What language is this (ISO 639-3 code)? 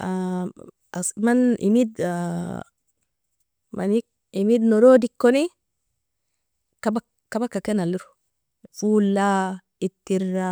fia